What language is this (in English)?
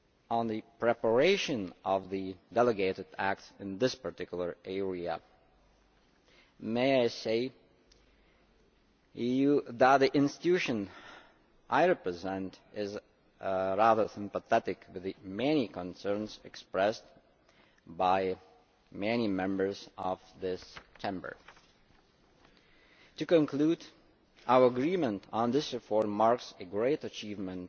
English